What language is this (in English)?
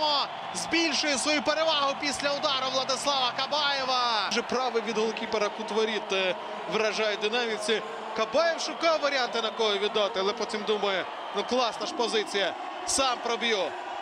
Ukrainian